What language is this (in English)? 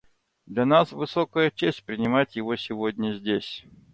Russian